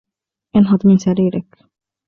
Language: Arabic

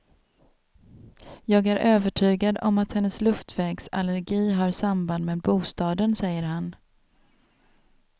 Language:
Swedish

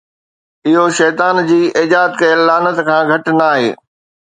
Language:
Sindhi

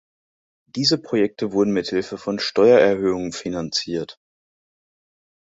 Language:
German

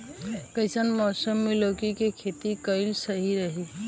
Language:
Bhojpuri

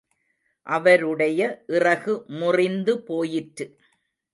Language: Tamil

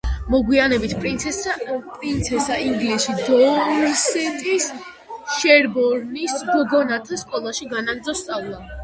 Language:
Georgian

